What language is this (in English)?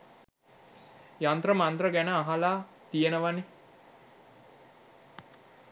Sinhala